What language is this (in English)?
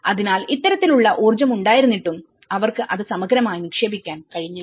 Malayalam